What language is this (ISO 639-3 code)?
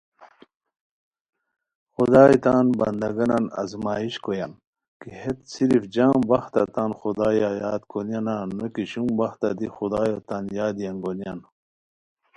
khw